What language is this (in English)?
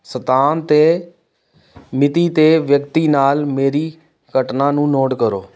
Punjabi